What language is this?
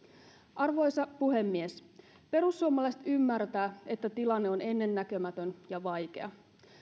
Finnish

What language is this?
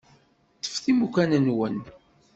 Kabyle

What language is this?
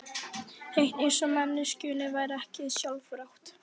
Icelandic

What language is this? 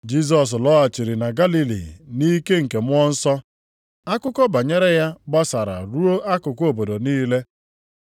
Igbo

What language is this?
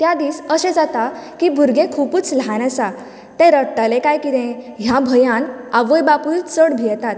Konkani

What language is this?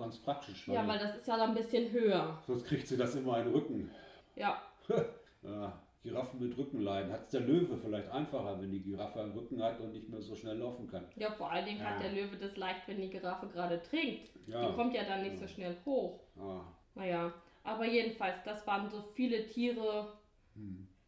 German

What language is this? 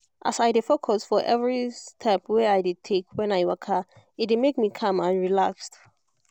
Nigerian Pidgin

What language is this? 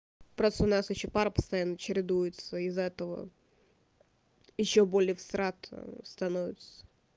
Russian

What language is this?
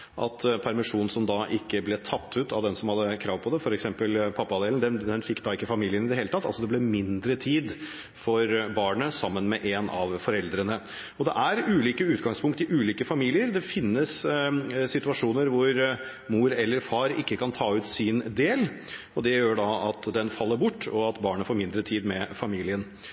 Norwegian Bokmål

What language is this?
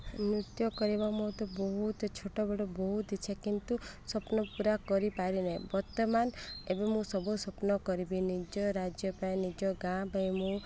Odia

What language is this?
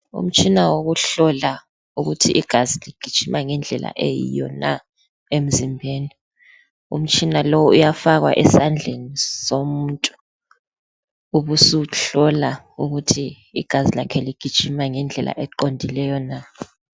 North Ndebele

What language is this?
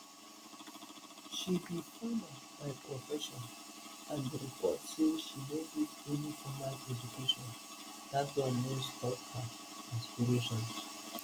Nigerian Pidgin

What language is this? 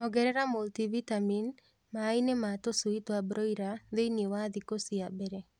Kikuyu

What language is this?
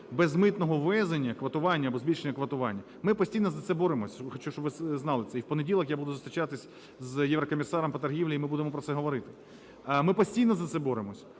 Ukrainian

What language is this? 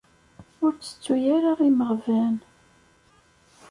Kabyle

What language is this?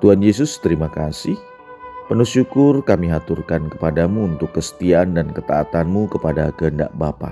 Indonesian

